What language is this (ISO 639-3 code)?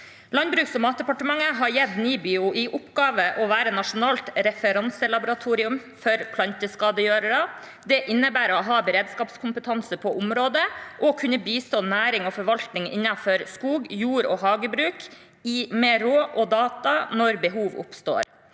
nor